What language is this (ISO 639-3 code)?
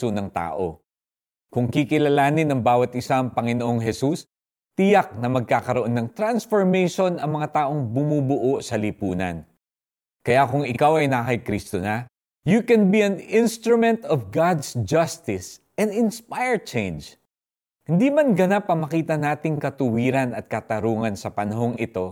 fil